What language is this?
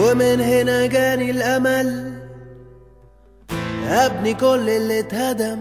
Spanish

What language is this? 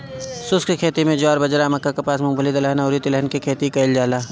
Bhojpuri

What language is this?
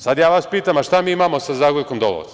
Serbian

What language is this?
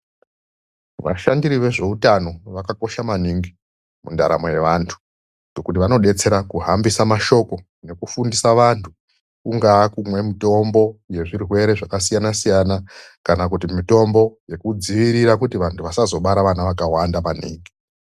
Ndau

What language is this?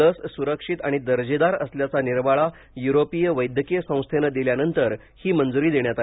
Marathi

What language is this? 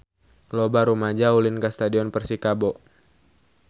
Sundanese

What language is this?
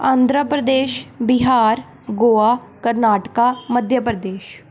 Punjabi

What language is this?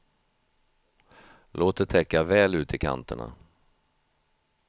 Swedish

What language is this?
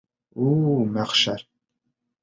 Bashkir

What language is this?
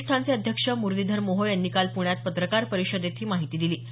Marathi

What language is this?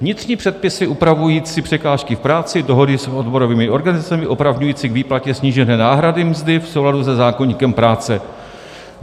Czech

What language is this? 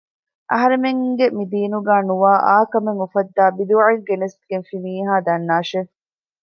Divehi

